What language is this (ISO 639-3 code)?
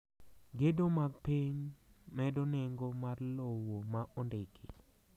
luo